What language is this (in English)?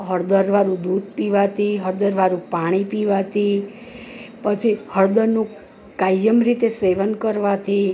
Gujarati